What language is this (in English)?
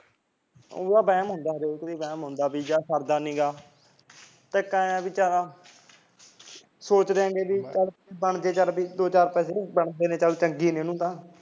Punjabi